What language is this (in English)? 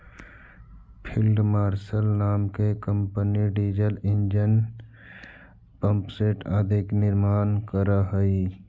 Magahi